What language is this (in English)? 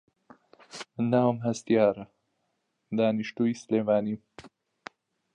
Central Kurdish